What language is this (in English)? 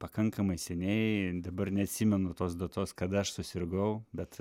Lithuanian